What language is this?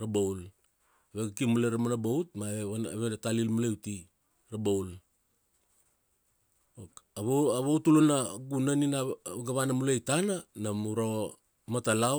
Kuanua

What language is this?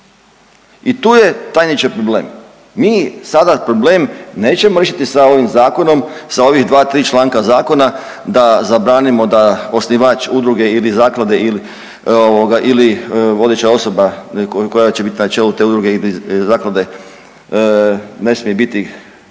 Croatian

